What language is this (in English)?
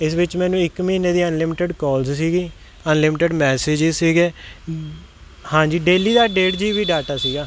Punjabi